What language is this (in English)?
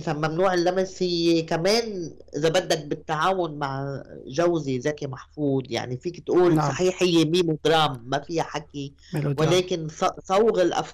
Arabic